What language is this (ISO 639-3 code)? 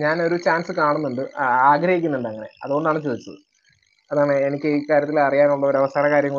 mal